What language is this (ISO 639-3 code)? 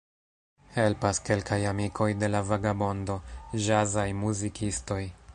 epo